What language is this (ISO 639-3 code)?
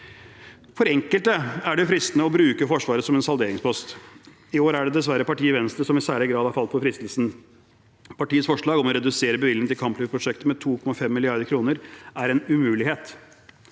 nor